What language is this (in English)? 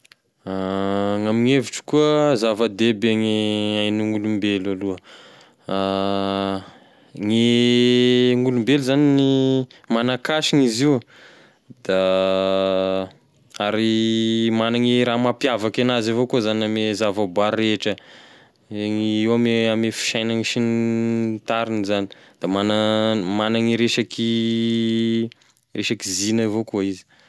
Tesaka Malagasy